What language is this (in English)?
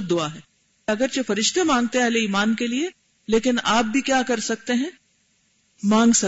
Urdu